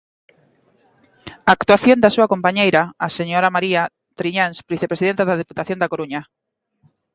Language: Galician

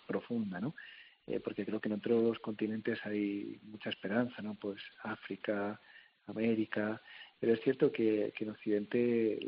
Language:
Spanish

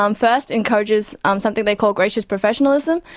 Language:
English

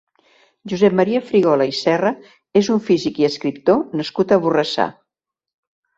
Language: Catalan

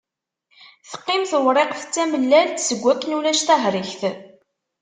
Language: Kabyle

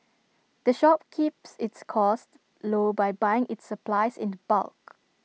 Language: English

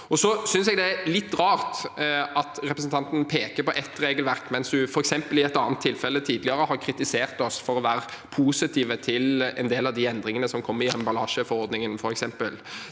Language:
Norwegian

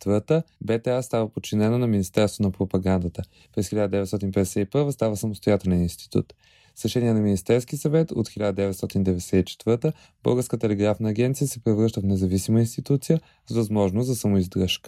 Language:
Bulgarian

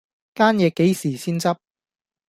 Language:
Cantonese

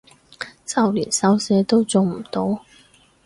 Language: Cantonese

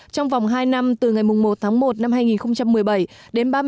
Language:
Vietnamese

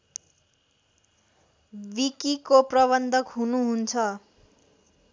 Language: Nepali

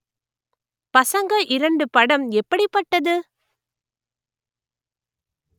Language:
Tamil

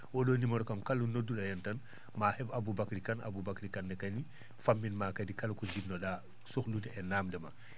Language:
Fula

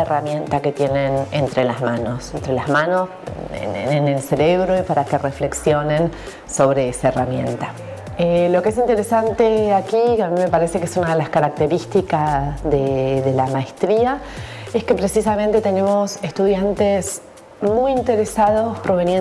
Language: Spanish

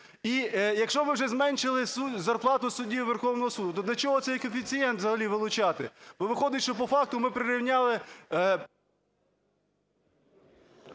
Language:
Ukrainian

